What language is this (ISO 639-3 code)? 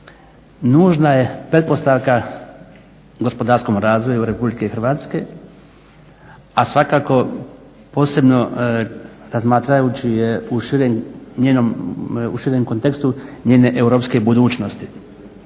hrv